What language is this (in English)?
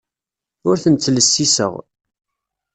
Kabyle